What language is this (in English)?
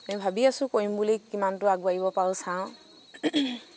Assamese